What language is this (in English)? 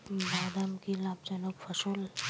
Bangla